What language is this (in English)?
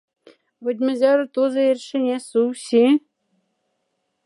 Moksha